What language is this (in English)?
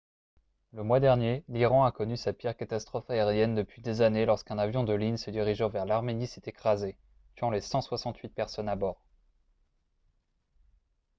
French